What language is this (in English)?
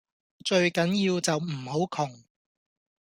Cantonese